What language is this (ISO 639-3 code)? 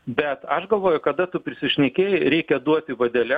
lit